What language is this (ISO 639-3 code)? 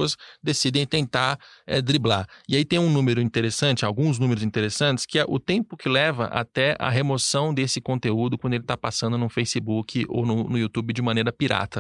por